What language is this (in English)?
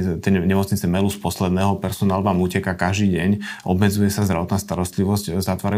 Slovak